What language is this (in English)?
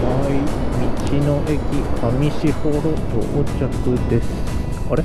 Japanese